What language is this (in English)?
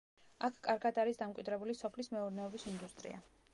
Georgian